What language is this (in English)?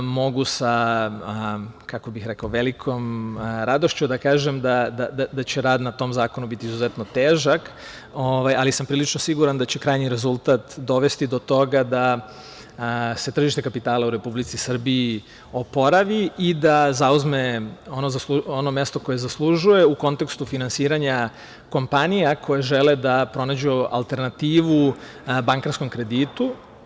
Serbian